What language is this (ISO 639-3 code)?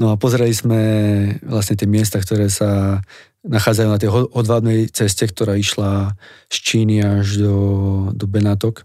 slk